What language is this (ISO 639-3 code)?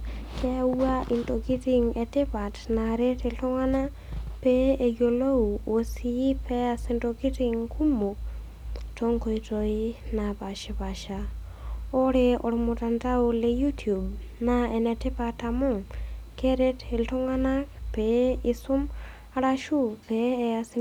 mas